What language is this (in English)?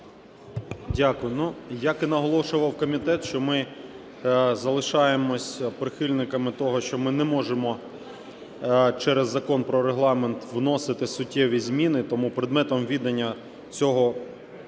Ukrainian